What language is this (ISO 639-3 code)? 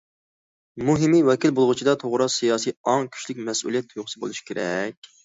uig